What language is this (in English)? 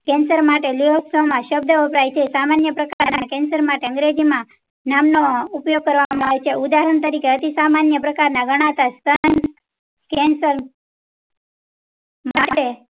Gujarati